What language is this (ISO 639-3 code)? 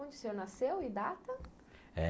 por